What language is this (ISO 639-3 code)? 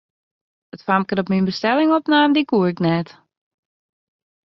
fry